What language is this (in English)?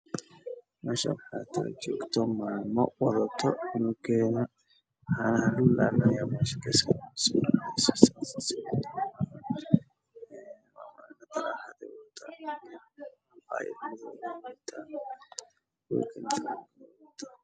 Somali